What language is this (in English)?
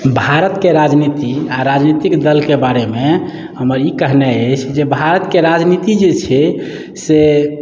Maithili